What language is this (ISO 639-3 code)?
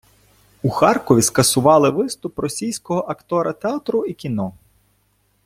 ukr